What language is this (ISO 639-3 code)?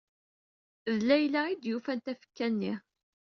kab